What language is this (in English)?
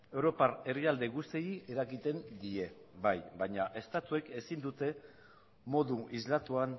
Basque